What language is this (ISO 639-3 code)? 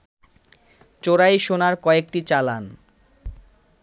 ben